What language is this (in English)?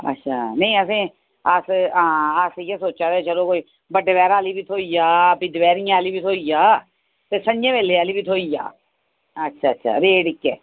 Dogri